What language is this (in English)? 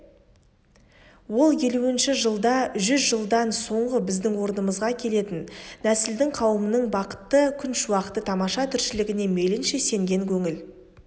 Kazakh